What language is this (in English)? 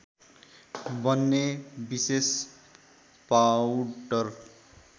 Nepali